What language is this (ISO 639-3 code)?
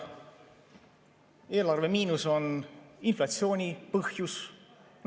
est